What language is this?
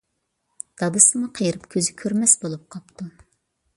Uyghur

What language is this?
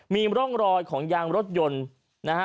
Thai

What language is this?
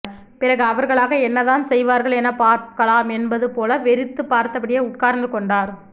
Tamil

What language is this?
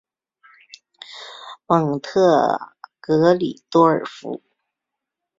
Chinese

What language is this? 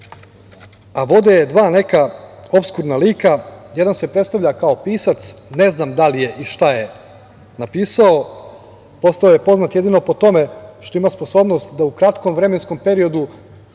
Serbian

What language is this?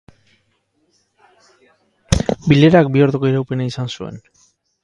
Basque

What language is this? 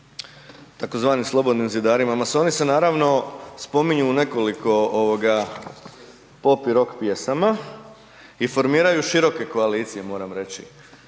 Croatian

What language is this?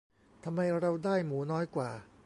Thai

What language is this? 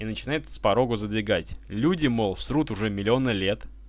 Russian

